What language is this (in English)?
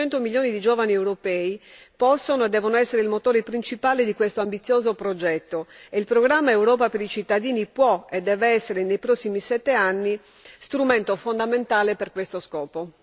Italian